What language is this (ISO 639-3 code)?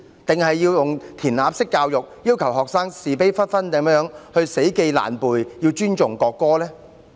yue